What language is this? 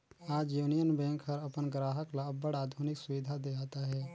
Chhattisgarhi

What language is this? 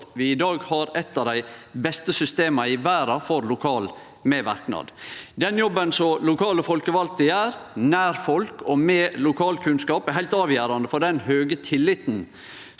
Norwegian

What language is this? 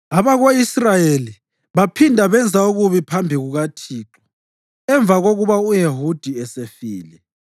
North Ndebele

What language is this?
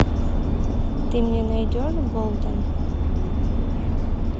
Russian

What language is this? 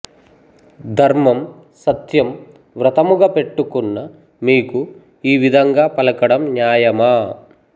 Telugu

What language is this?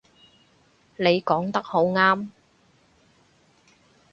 Cantonese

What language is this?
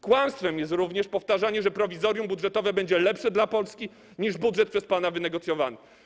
Polish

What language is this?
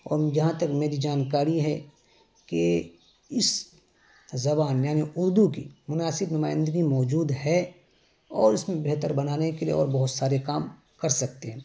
Urdu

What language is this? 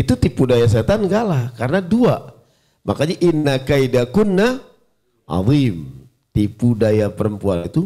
Indonesian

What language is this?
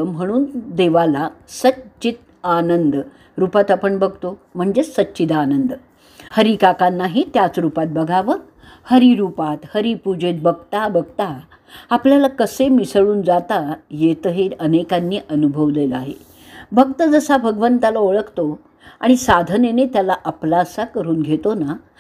Marathi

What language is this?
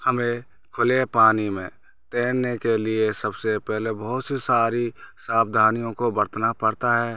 Hindi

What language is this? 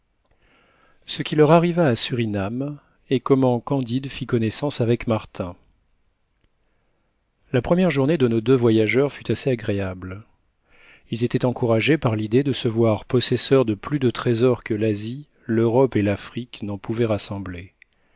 French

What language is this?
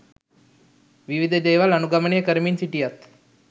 Sinhala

